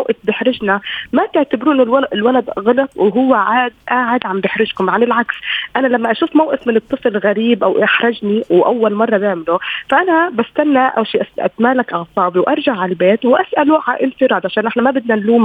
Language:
Arabic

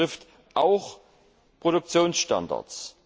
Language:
German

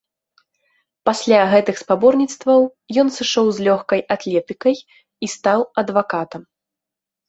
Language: Belarusian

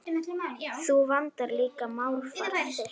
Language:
Icelandic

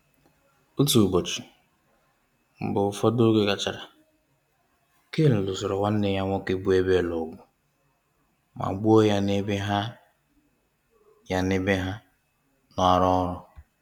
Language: Igbo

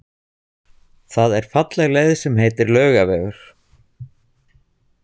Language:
Icelandic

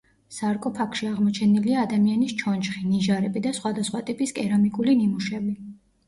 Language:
Georgian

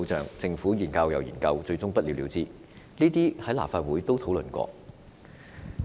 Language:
Cantonese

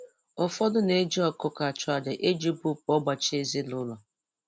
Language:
Igbo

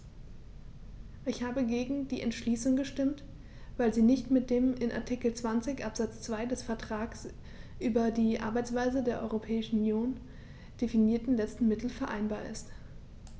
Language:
German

